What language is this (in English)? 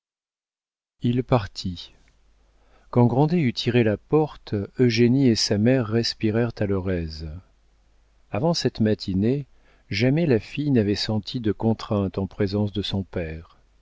French